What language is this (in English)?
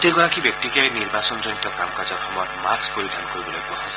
Assamese